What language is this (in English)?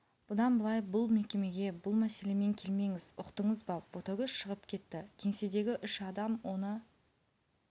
Kazakh